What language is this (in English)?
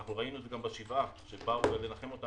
Hebrew